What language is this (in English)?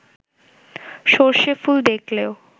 Bangla